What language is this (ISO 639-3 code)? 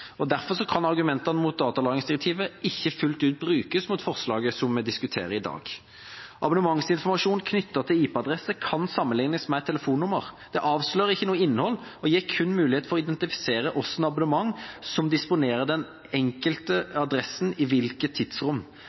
nob